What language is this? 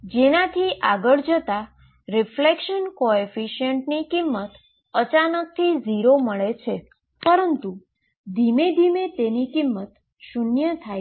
Gujarati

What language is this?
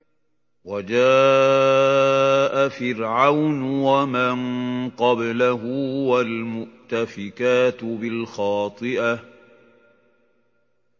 Arabic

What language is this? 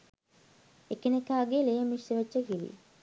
Sinhala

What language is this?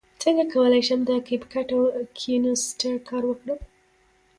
Pashto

